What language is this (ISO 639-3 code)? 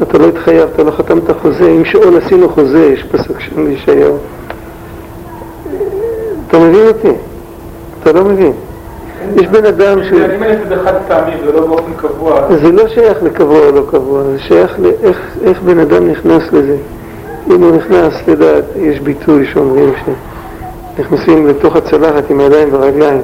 heb